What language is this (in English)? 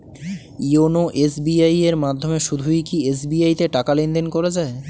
Bangla